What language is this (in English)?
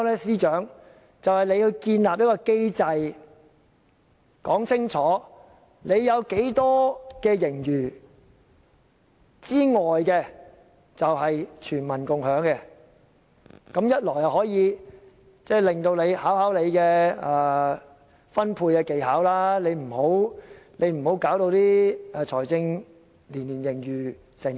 Cantonese